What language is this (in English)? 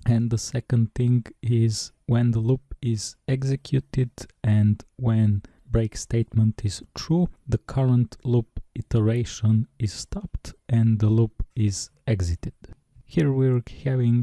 English